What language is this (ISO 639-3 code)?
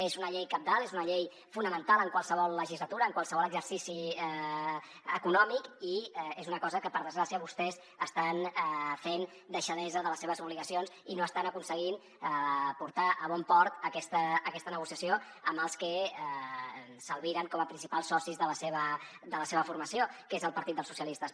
cat